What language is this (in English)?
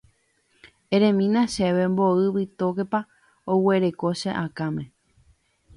Guarani